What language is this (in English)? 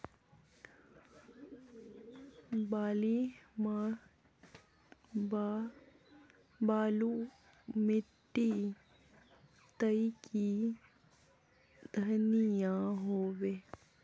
Magahi